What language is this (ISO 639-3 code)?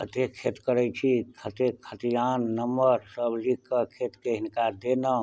mai